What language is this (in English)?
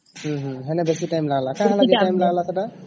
Odia